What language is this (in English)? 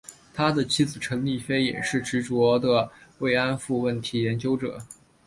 Chinese